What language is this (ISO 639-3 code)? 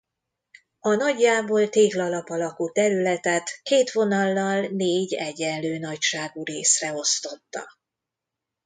hun